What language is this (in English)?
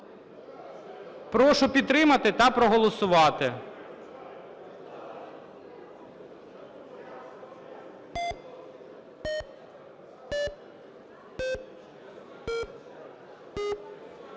Ukrainian